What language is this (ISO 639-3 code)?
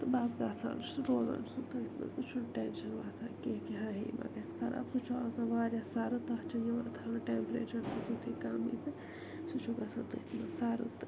kas